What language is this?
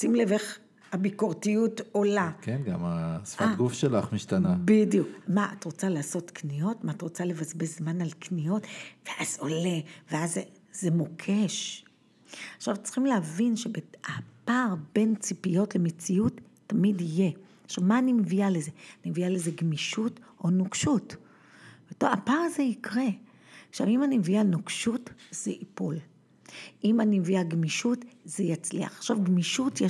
Hebrew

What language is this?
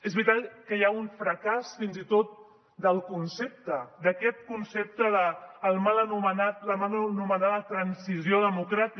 Catalan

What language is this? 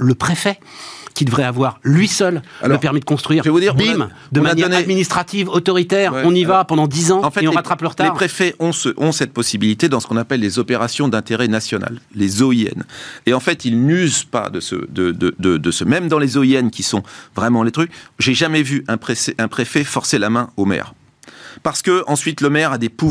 French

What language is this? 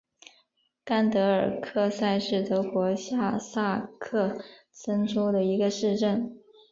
Chinese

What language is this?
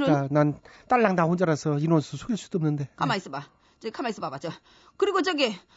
Korean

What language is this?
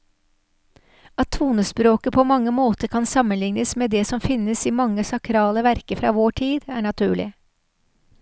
Norwegian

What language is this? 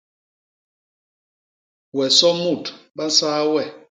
Basaa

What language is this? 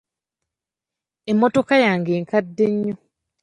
Ganda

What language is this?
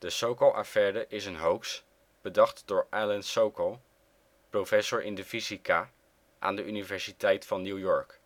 Dutch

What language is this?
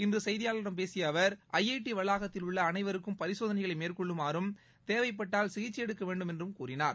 Tamil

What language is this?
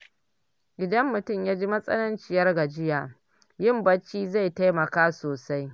Hausa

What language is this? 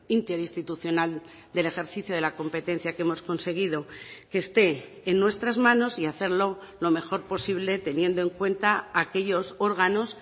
Spanish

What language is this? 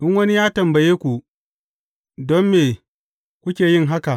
Hausa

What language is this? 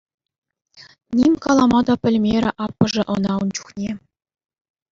Chuvash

